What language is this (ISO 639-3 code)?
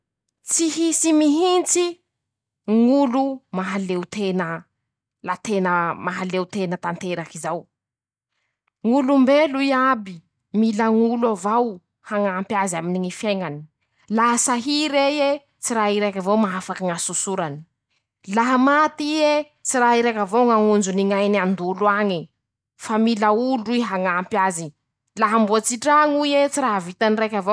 msh